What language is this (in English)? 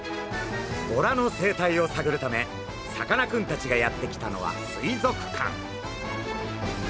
Japanese